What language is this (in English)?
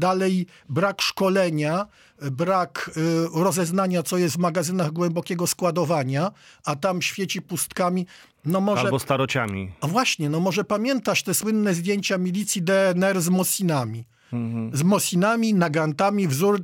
Polish